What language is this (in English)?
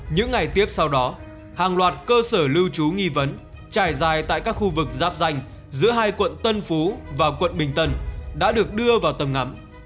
Vietnamese